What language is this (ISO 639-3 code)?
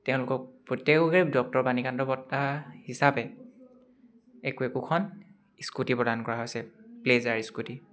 asm